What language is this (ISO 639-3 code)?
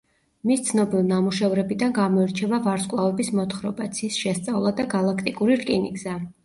kat